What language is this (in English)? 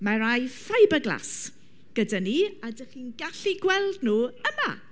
Welsh